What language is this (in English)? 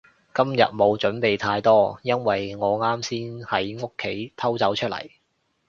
Cantonese